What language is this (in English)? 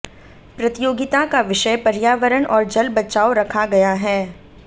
Hindi